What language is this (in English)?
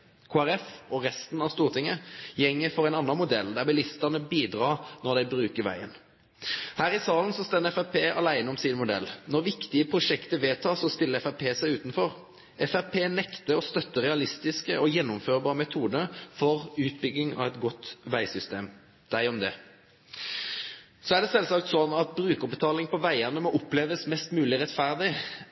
Norwegian Nynorsk